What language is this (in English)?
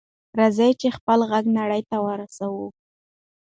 Pashto